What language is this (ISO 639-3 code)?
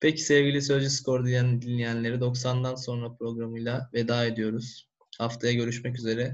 tur